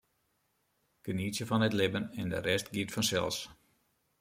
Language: Western Frisian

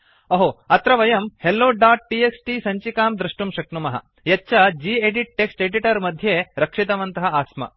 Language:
Sanskrit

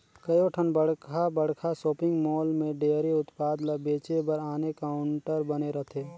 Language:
Chhattisgarhi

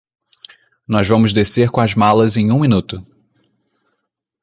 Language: Portuguese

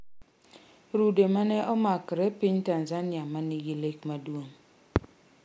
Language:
Luo (Kenya and Tanzania)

